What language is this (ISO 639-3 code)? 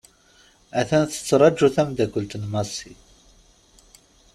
kab